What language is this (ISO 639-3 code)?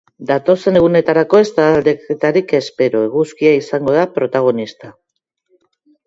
eus